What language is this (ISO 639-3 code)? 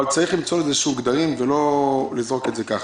heb